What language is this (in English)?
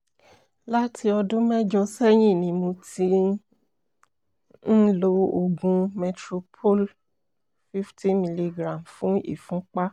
Yoruba